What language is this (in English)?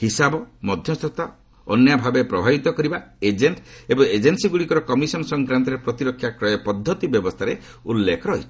Odia